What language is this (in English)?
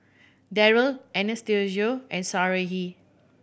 English